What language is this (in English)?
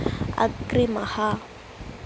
Sanskrit